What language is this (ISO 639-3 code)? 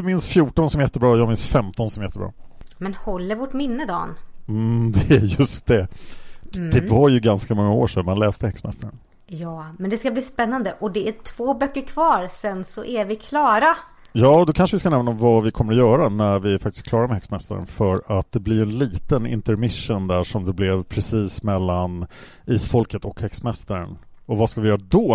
swe